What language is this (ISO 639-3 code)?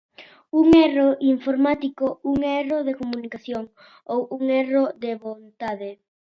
glg